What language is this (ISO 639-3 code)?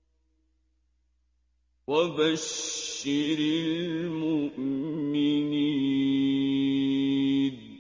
ara